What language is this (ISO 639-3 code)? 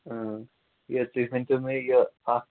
kas